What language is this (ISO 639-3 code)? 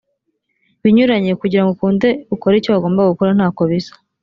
kin